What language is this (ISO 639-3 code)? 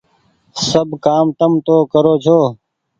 gig